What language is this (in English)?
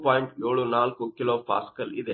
Kannada